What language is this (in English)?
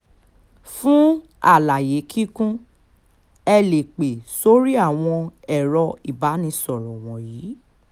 Yoruba